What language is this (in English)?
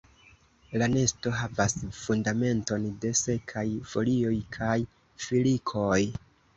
Esperanto